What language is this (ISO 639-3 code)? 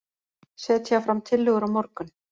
isl